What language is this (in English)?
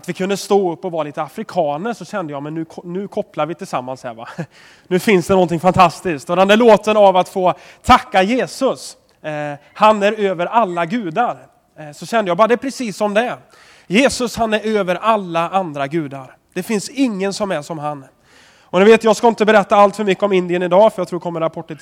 Swedish